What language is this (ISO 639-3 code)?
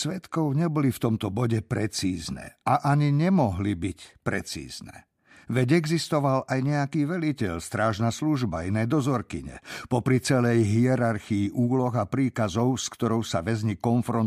slk